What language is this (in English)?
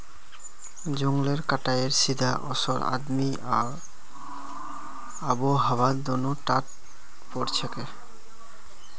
Magahi